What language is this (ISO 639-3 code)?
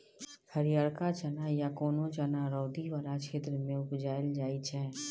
mai